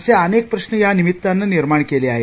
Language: Marathi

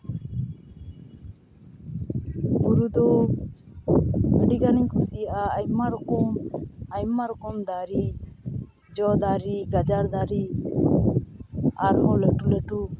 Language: Santali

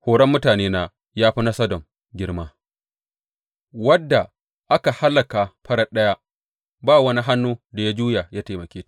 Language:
Hausa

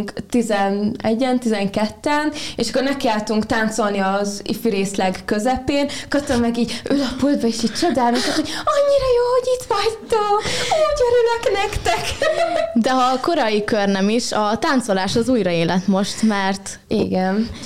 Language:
Hungarian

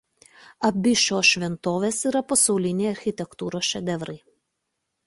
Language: Lithuanian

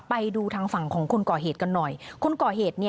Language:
Thai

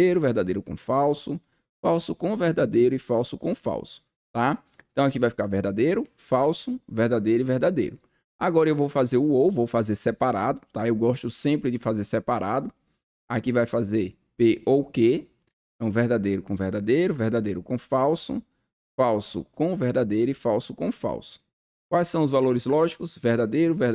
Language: Portuguese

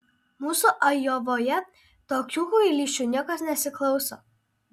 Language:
Lithuanian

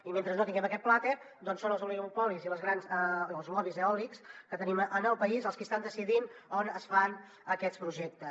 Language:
Catalan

